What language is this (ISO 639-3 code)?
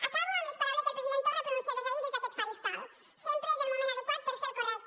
cat